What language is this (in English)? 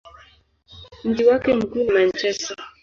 Swahili